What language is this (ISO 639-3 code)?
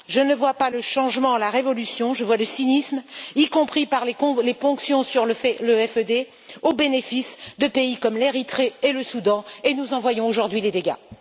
fra